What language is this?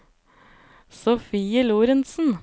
Norwegian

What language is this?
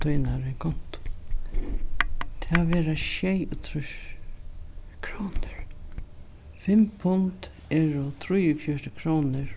Faroese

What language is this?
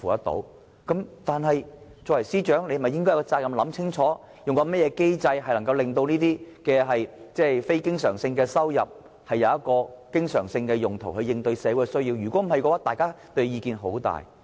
Cantonese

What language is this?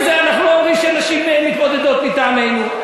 Hebrew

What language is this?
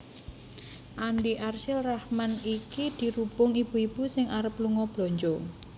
Javanese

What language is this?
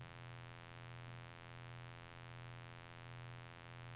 Norwegian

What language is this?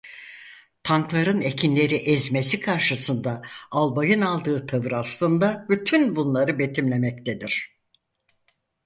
Turkish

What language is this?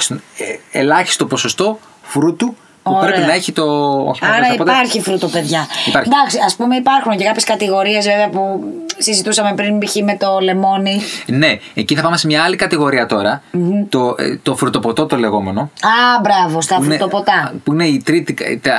Greek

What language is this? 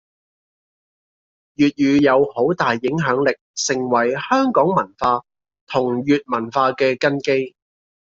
Cantonese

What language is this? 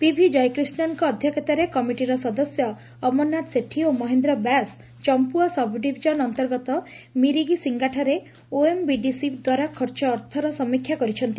Odia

